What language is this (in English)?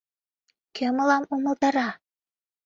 Mari